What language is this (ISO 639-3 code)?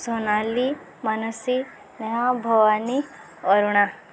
ori